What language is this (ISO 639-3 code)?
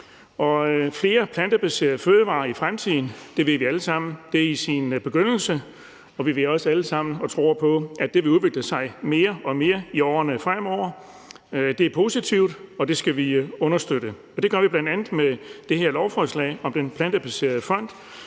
dan